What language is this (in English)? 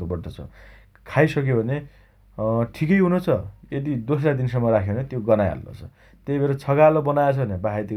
Dotyali